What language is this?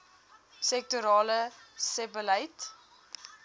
Afrikaans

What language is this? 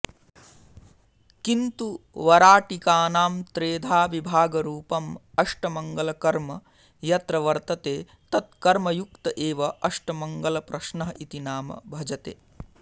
Sanskrit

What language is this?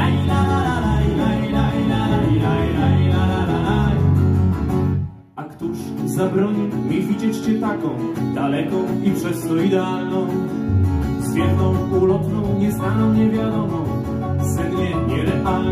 Polish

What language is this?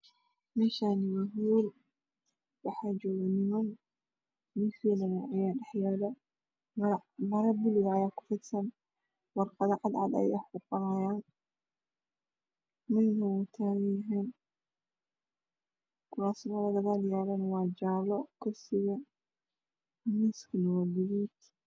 Somali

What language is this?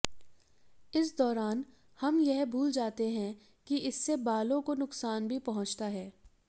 Hindi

